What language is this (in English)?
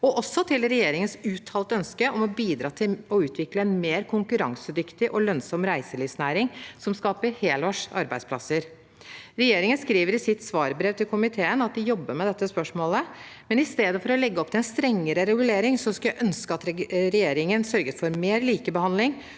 Norwegian